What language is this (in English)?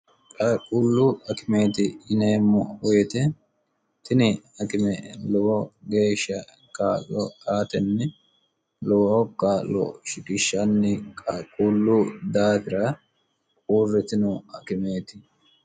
Sidamo